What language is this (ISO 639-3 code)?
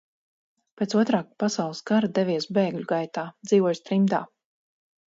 lav